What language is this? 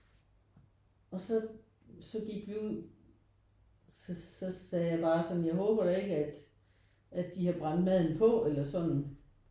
Danish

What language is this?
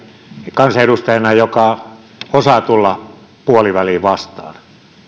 Finnish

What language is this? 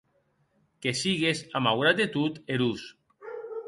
Occitan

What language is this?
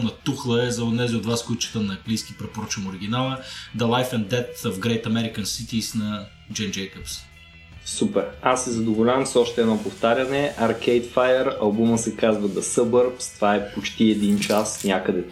Bulgarian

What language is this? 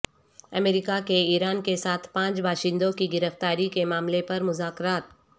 Urdu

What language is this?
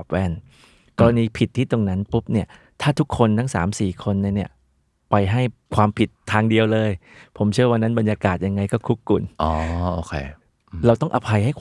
Thai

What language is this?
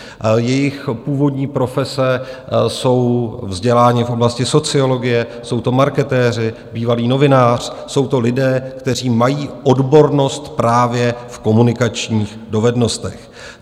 Czech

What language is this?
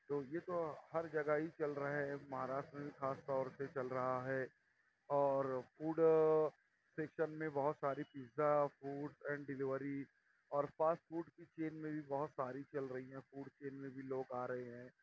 Urdu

